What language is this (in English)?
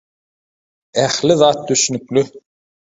Turkmen